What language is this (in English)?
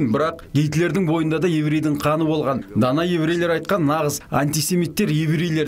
Russian